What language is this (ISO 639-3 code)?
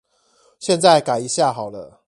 zho